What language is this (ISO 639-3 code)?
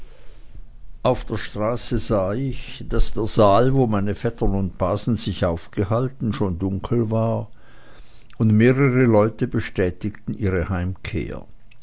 deu